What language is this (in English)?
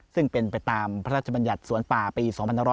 Thai